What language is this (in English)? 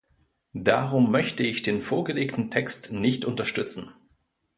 German